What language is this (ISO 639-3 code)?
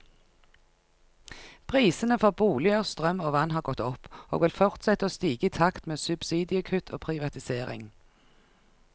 nor